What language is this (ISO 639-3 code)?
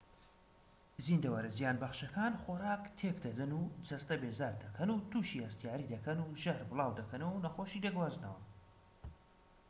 ckb